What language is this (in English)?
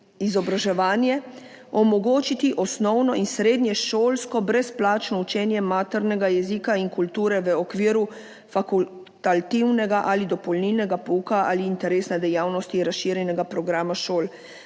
Slovenian